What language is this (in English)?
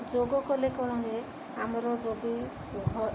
Odia